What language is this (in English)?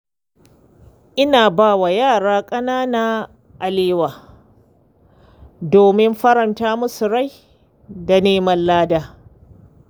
Hausa